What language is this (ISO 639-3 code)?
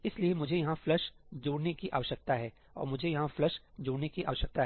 hin